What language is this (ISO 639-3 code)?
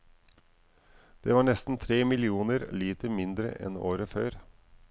nor